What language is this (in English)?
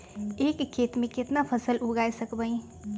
Magahi